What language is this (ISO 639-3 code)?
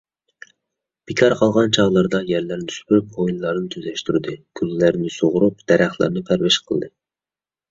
uig